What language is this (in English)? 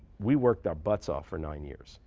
English